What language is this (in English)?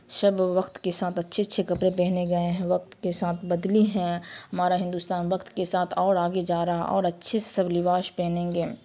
Urdu